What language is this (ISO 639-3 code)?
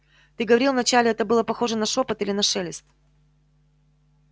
rus